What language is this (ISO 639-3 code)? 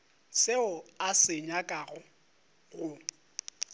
nso